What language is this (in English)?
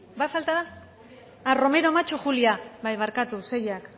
Basque